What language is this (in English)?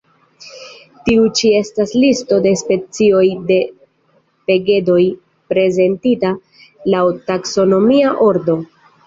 Esperanto